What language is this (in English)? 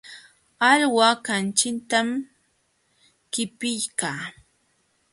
Jauja Wanca Quechua